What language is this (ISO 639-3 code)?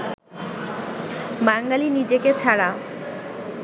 ben